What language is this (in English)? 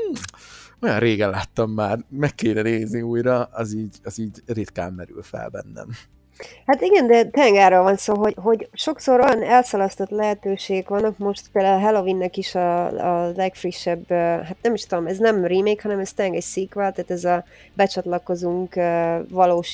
Hungarian